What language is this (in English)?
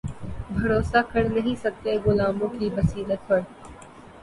Urdu